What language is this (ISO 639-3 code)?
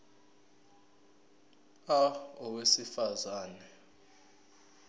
zul